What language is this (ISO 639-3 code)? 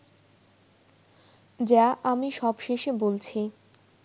ben